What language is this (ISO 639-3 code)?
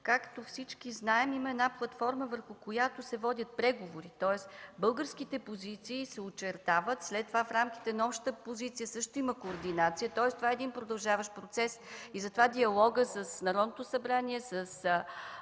bul